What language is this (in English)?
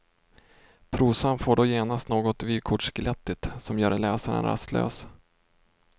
Swedish